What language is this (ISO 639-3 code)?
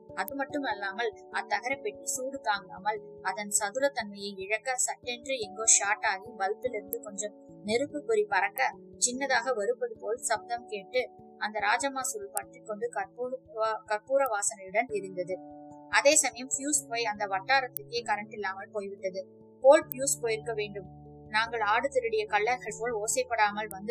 tam